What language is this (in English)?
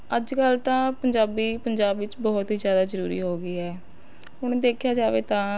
Punjabi